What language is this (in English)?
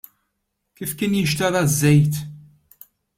Maltese